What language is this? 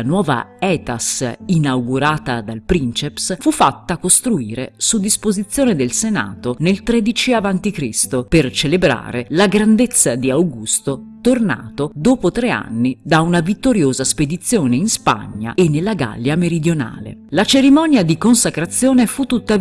Italian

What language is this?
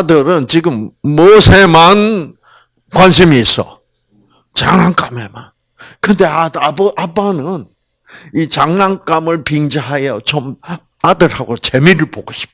Korean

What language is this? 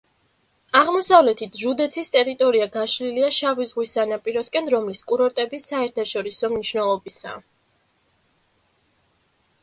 Georgian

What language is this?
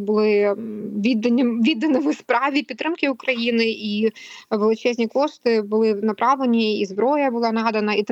Ukrainian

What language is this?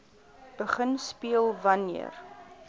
Afrikaans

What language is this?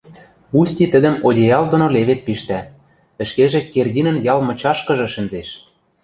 Western Mari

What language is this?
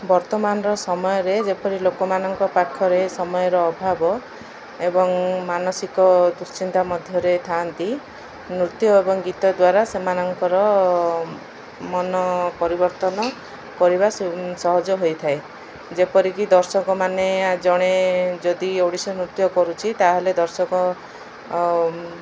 Odia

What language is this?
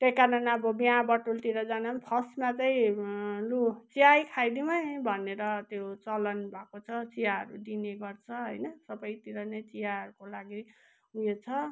Nepali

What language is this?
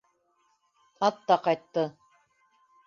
Bashkir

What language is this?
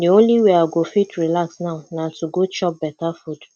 Nigerian Pidgin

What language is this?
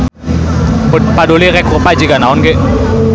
Sundanese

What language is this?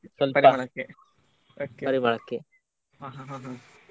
Kannada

